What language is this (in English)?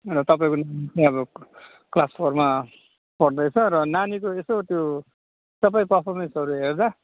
Nepali